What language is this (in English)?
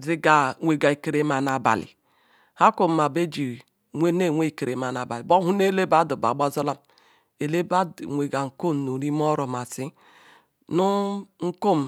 Ikwere